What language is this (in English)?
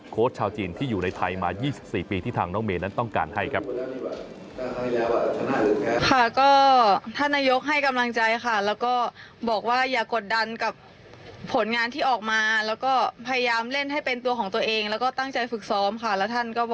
Thai